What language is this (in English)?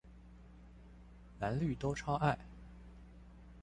Chinese